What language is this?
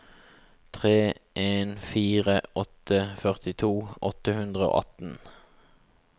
Norwegian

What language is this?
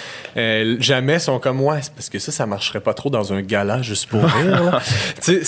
French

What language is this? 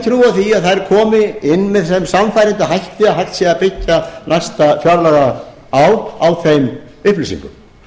Icelandic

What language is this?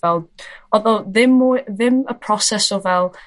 Welsh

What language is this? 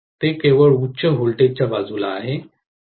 Marathi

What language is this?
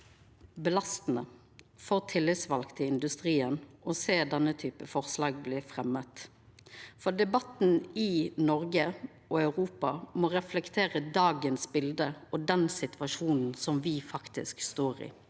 Norwegian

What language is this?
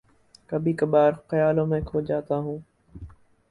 Urdu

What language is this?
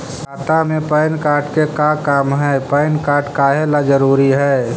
Magahi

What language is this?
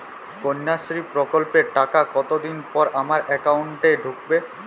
Bangla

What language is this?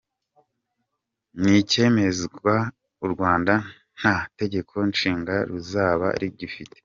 Kinyarwanda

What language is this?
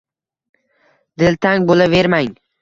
Uzbek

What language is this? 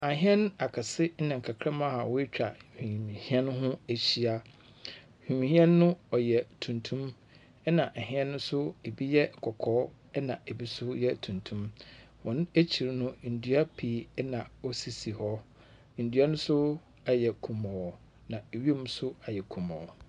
Akan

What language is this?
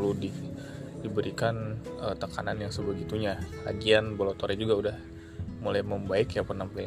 Indonesian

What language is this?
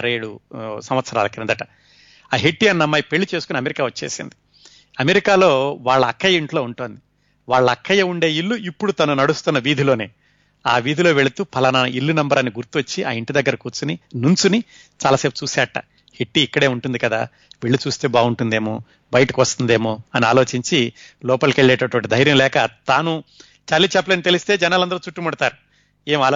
Telugu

